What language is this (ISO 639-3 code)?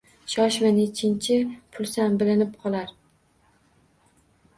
uzb